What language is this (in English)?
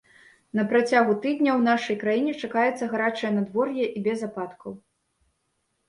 Belarusian